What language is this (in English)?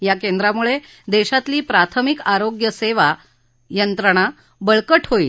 Marathi